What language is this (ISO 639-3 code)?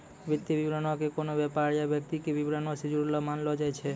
mai